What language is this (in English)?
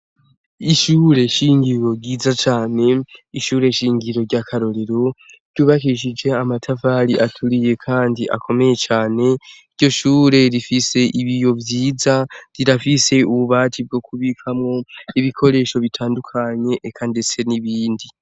Rundi